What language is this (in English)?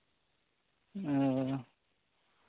Santali